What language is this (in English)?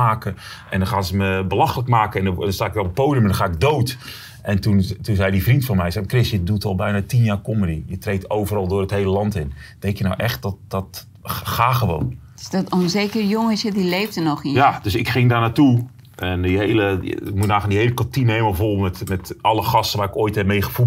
Dutch